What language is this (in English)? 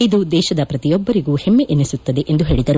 Kannada